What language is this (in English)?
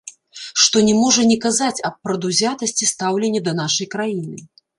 Belarusian